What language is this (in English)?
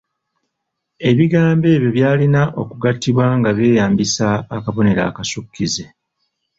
Ganda